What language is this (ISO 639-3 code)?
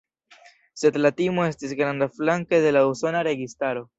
epo